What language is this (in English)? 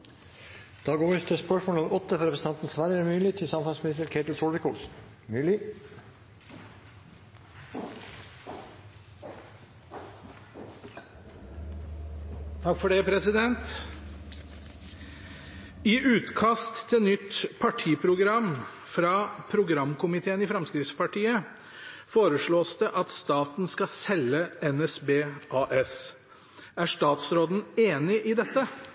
Norwegian Bokmål